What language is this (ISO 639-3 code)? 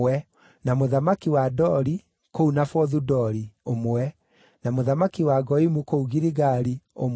kik